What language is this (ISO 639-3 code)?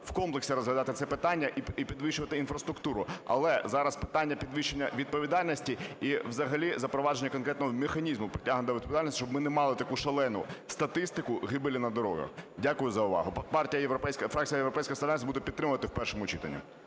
ukr